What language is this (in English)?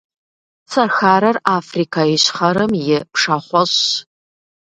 Kabardian